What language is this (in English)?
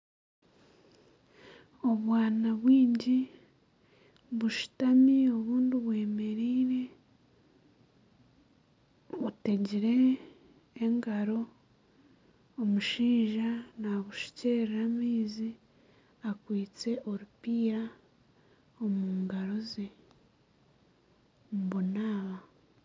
Nyankole